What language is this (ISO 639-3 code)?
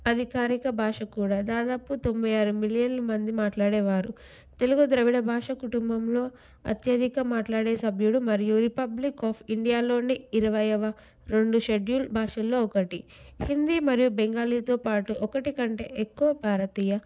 tel